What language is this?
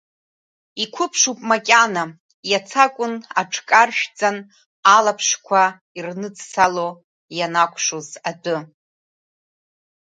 Abkhazian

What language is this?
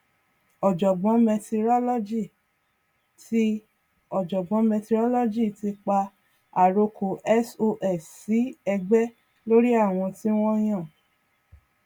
Yoruba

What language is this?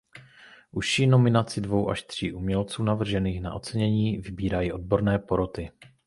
Czech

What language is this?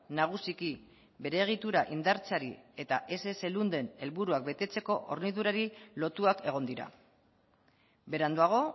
Basque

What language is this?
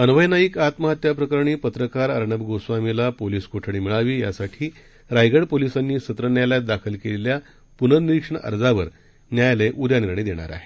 Marathi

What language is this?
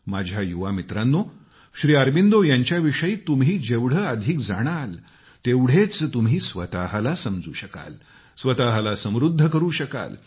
Marathi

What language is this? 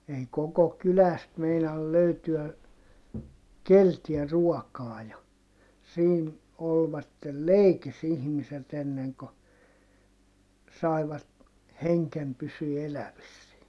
Finnish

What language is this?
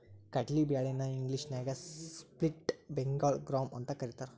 Kannada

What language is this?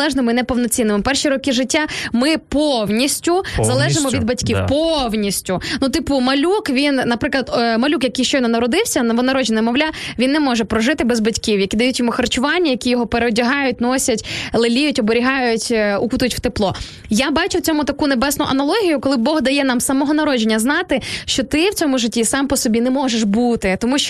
Ukrainian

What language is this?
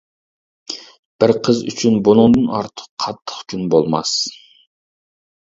Uyghur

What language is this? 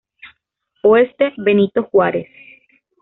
Spanish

